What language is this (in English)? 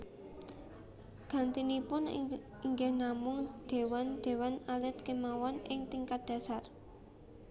Javanese